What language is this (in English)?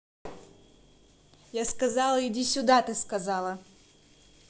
Russian